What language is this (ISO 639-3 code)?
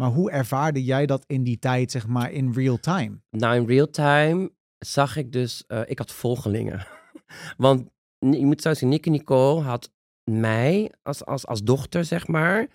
nld